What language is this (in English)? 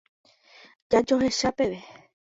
Guarani